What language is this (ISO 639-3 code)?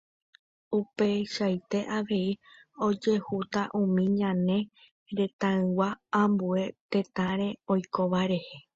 grn